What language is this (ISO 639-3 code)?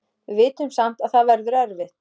isl